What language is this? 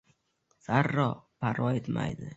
Uzbek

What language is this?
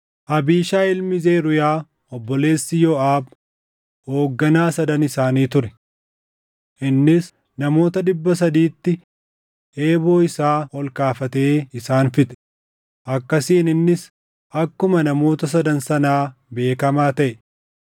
Oromo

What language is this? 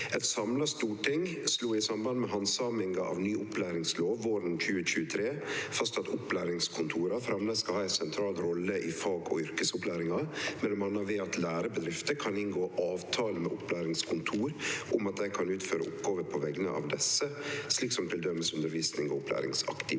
Norwegian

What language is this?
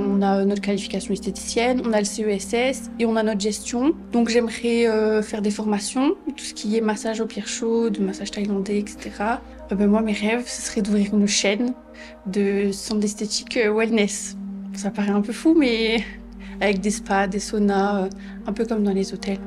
French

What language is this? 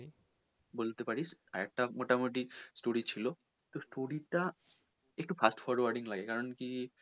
Bangla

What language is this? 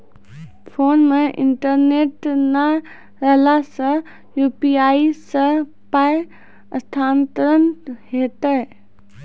Maithili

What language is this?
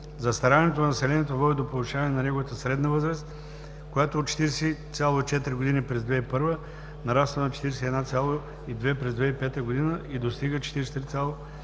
Bulgarian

